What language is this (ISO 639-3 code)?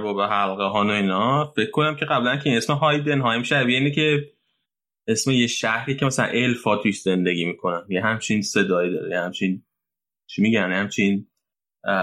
fas